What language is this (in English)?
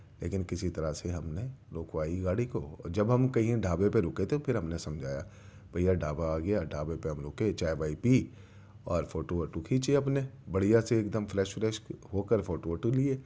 Urdu